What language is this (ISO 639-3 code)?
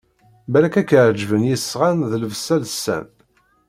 kab